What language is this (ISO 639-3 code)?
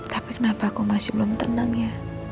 ind